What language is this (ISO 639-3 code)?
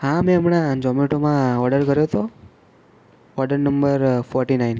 guj